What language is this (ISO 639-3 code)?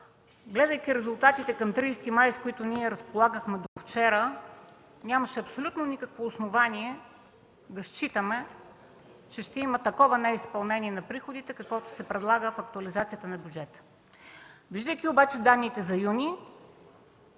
bul